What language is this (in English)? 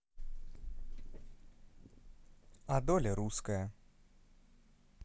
Russian